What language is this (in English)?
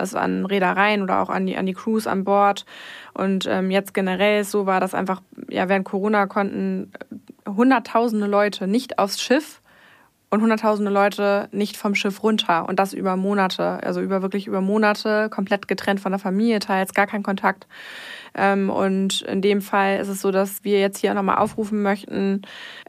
German